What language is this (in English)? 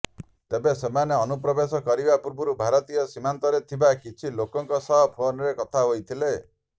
Odia